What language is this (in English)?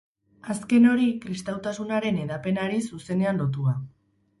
Basque